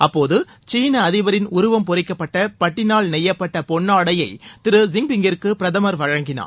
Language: Tamil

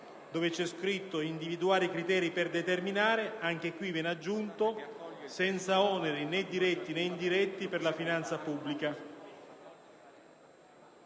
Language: Italian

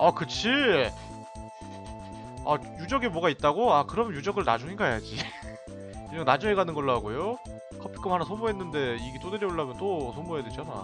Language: Korean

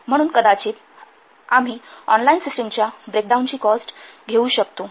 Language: Marathi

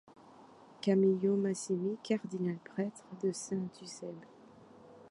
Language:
French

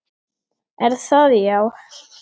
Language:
Icelandic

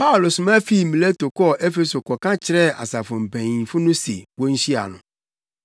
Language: Akan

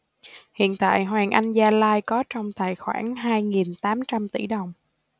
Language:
Vietnamese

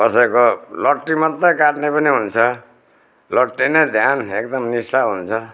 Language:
Nepali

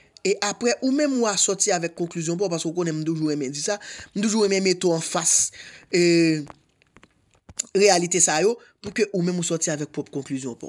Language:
French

